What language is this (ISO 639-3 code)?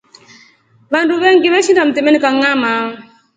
rof